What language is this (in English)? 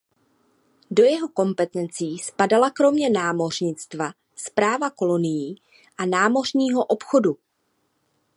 Czech